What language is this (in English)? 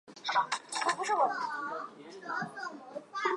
Chinese